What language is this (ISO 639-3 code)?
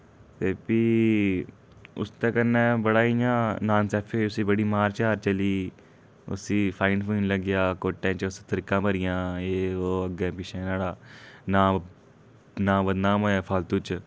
doi